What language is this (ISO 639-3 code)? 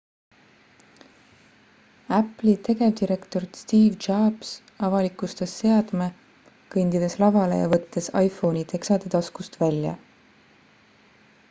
est